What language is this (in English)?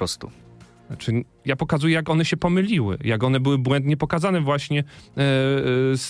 Polish